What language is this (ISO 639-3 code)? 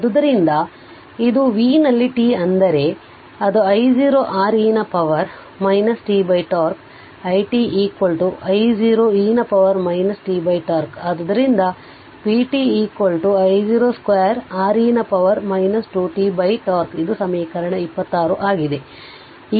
kan